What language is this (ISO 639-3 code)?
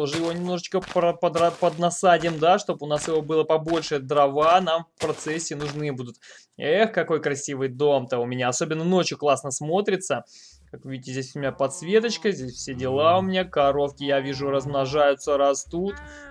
rus